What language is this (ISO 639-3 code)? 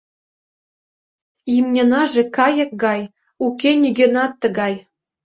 chm